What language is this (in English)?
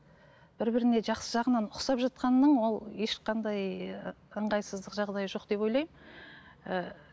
Kazakh